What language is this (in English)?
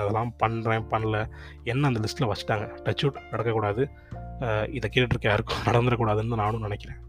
Tamil